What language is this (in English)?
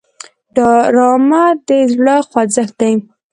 Pashto